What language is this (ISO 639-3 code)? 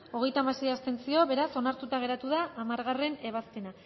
eus